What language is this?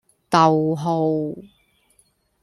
Cantonese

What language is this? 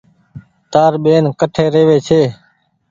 Goaria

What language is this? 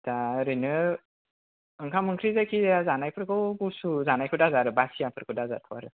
Bodo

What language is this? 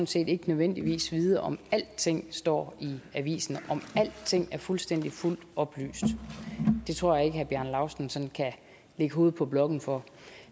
Danish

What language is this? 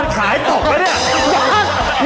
Thai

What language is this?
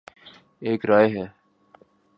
Urdu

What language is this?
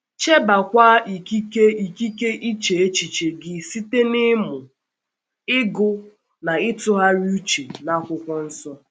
Igbo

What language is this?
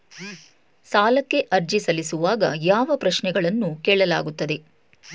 Kannada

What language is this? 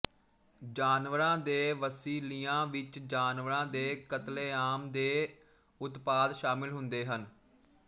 Punjabi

